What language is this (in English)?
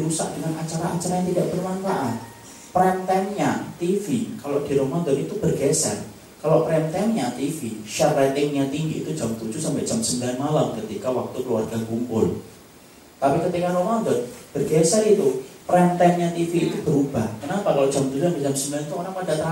Indonesian